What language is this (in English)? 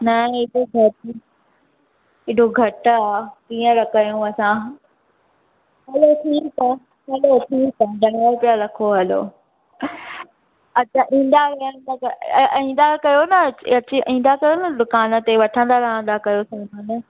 Sindhi